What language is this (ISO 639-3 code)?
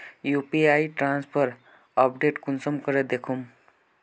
mag